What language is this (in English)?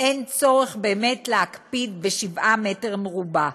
Hebrew